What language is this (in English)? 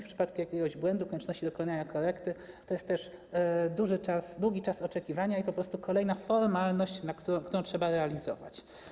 Polish